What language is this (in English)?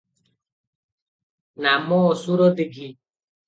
Odia